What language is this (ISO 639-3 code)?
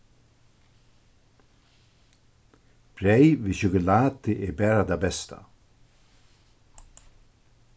fao